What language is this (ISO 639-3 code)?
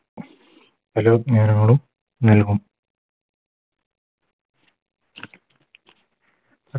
mal